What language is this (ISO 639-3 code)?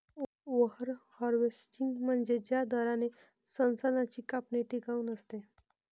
mar